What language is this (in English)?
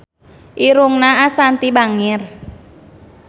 Sundanese